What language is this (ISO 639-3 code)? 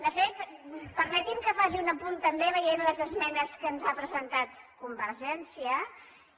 cat